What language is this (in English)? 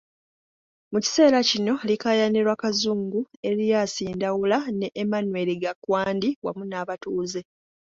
Ganda